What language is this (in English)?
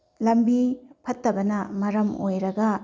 Manipuri